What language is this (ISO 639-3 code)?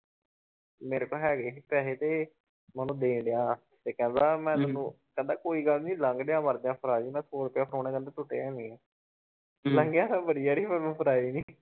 pan